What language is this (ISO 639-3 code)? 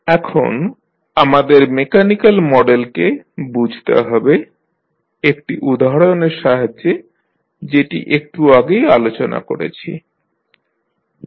ben